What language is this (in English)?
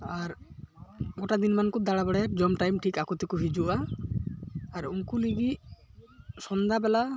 Santali